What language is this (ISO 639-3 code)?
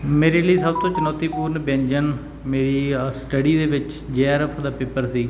pan